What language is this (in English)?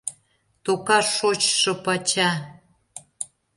Mari